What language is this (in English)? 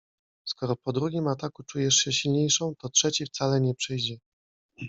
Polish